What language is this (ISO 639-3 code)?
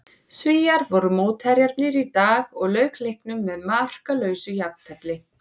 isl